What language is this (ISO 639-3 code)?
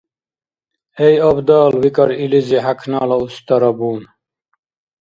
dar